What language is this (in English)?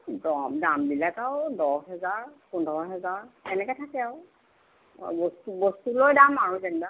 Assamese